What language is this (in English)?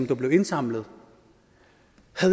Danish